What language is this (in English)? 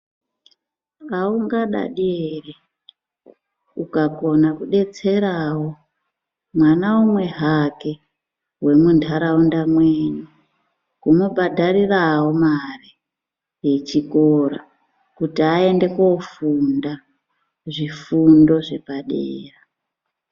Ndau